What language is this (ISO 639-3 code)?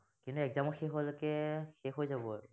asm